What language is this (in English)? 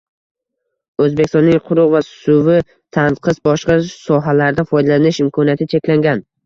Uzbek